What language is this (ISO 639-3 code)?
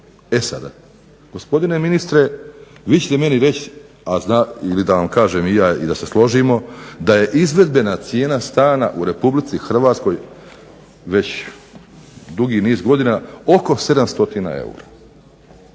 hrv